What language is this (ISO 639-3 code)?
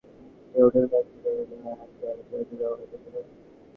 ben